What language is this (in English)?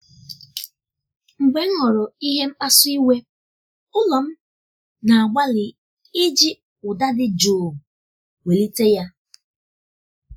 Igbo